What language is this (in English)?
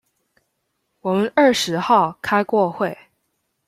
Chinese